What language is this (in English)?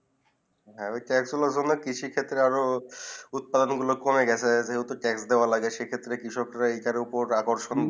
Bangla